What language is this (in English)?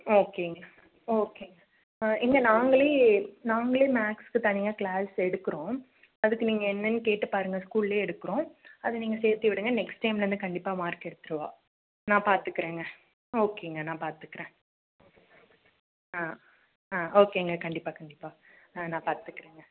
Tamil